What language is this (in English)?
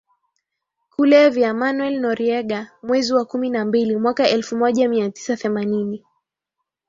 Swahili